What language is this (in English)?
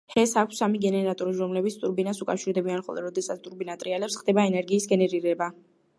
Georgian